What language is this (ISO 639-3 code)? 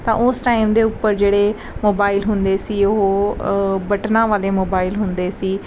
pan